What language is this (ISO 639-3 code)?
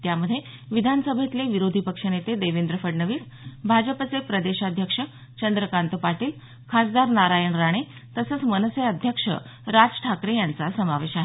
mar